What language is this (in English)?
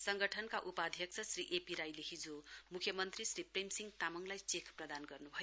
Nepali